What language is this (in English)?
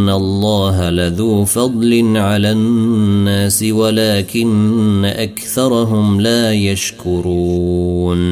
Arabic